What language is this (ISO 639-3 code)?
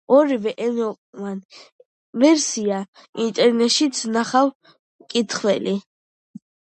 kat